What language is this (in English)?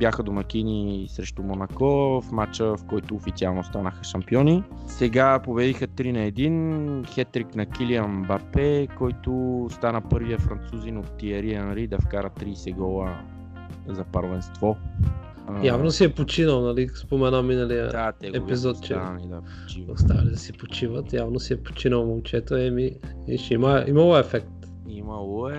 Bulgarian